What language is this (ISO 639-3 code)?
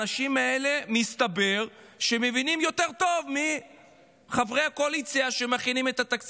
heb